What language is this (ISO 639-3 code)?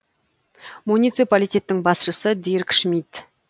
kaz